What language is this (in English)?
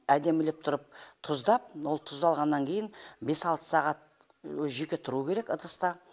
Kazakh